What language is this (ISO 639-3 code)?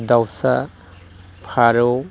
brx